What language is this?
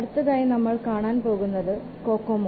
Malayalam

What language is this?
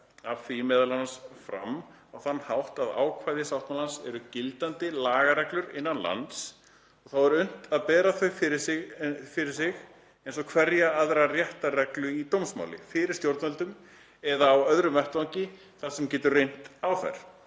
Icelandic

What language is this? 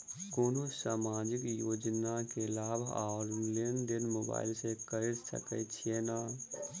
Maithili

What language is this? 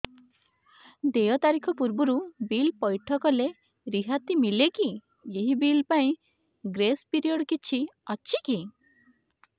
Odia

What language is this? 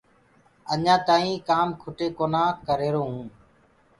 Gurgula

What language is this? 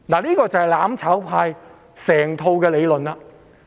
Cantonese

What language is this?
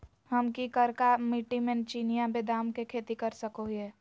Magahi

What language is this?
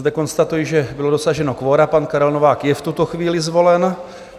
Czech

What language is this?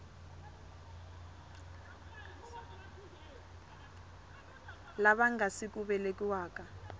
Tsonga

